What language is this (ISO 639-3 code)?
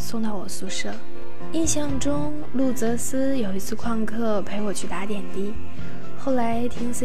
zho